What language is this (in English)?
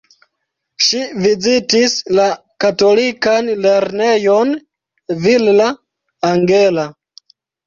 Esperanto